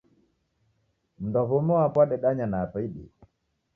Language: Taita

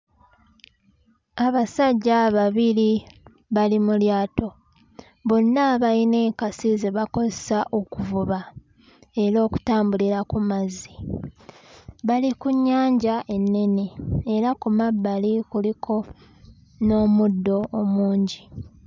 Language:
Ganda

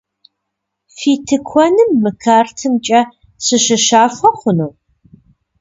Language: Kabardian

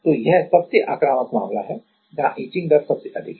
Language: Hindi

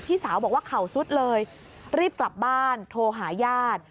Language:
Thai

